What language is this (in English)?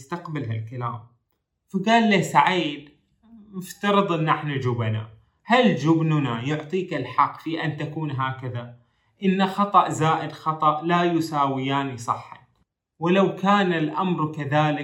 Arabic